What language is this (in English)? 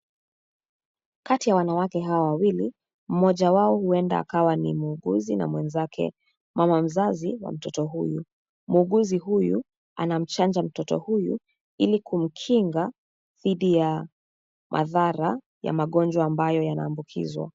Swahili